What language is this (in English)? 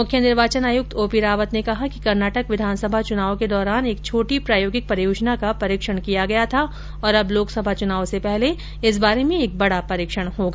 Hindi